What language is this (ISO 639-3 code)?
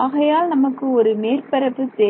tam